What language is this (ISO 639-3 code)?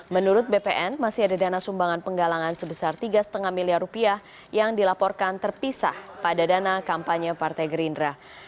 ind